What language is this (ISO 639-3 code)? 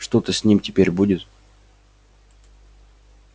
rus